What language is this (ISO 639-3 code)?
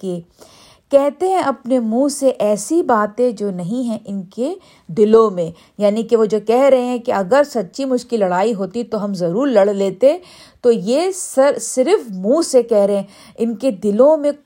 urd